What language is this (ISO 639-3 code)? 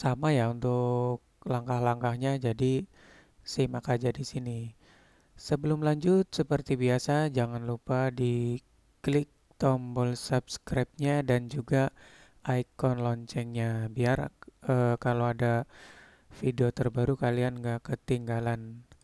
ind